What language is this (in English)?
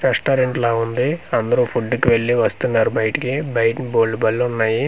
Telugu